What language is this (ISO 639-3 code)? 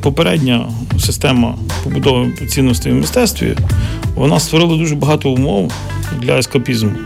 ukr